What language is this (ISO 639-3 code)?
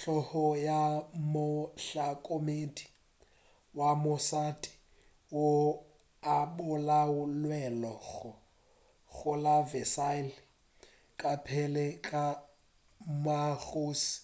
nso